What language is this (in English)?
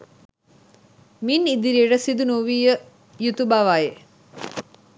Sinhala